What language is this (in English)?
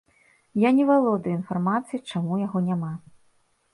Belarusian